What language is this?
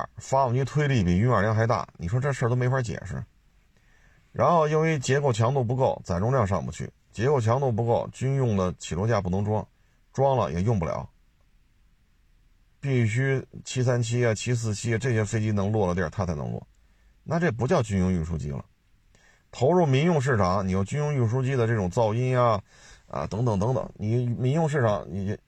Chinese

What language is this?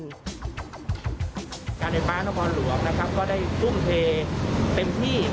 Thai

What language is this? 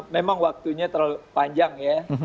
Indonesian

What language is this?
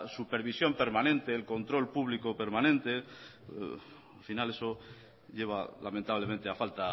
Spanish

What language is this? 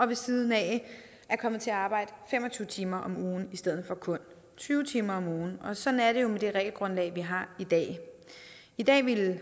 Danish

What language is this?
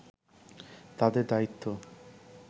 Bangla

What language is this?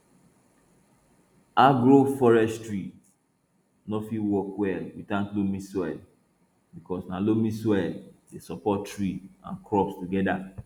Nigerian Pidgin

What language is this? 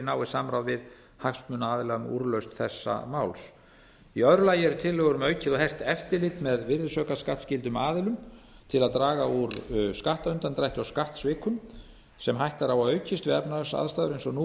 Icelandic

